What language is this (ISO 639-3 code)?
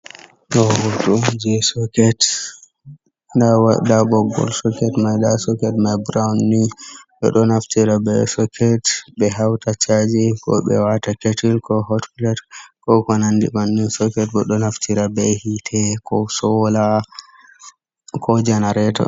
ful